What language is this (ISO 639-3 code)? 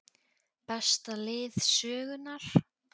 isl